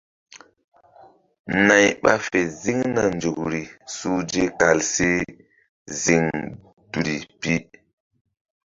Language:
Mbum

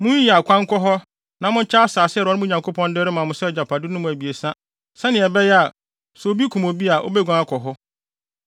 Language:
Akan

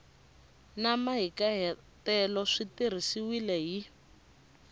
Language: Tsonga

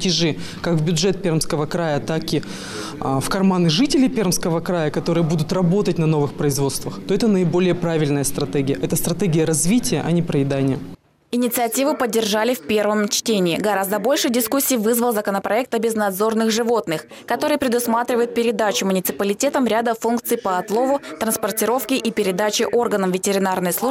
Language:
Russian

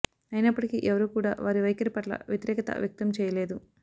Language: Telugu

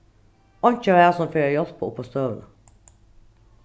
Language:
Faroese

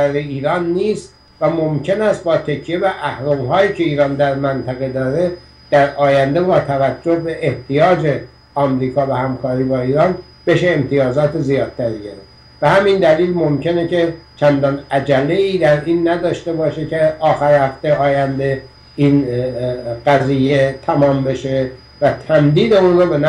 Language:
Persian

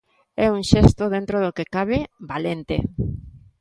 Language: Galician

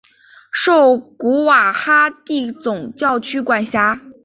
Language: Chinese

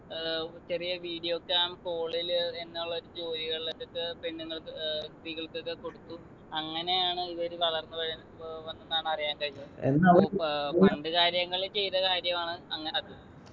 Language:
Malayalam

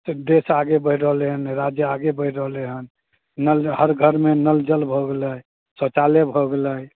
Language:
Maithili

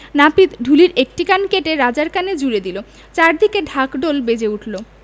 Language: Bangla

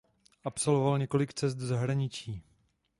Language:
Czech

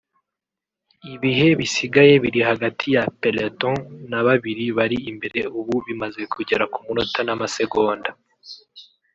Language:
Kinyarwanda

